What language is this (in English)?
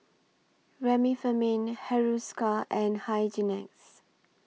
English